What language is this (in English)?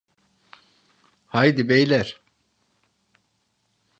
Turkish